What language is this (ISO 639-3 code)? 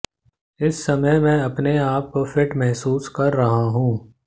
hin